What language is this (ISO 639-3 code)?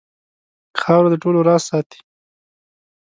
pus